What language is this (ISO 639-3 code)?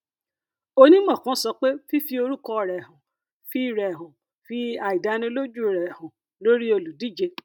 yor